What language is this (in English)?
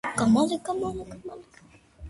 Georgian